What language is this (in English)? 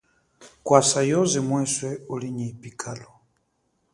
Chokwe